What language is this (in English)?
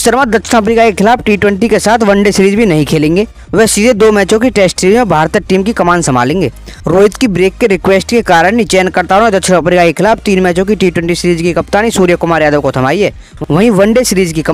Hindi